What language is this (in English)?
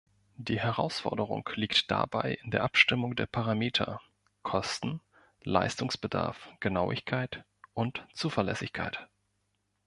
German